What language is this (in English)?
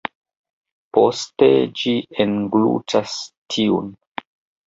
Esperanto